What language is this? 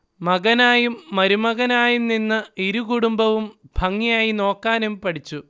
Malayalam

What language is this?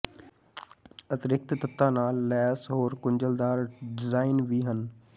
Punjabi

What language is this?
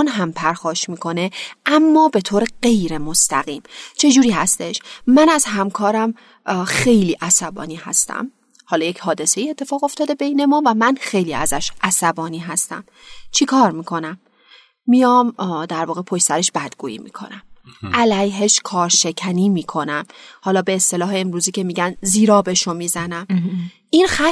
Persian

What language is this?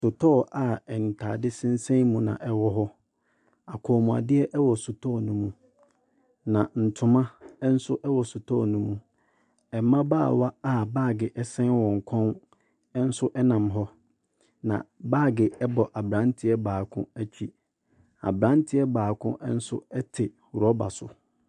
Akan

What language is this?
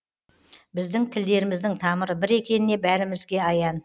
Kazakh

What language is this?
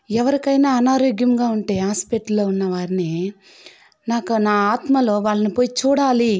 Telugu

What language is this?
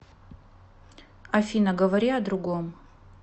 Russian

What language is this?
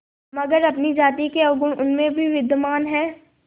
Hindi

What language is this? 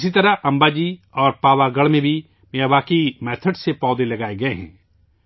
Urdu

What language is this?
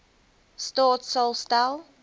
Afrikaans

